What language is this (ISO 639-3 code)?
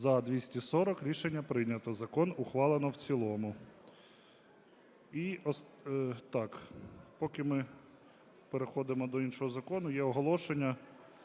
ukr